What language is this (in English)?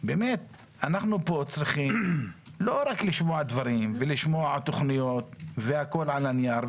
Hebrew